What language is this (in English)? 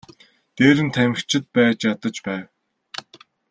Mongolian